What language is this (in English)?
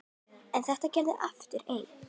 Icelandic